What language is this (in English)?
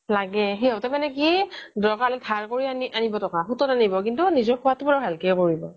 Assamese